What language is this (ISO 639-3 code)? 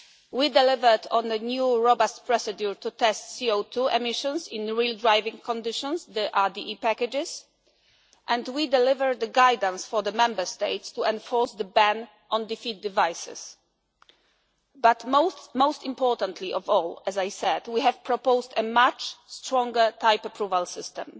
eng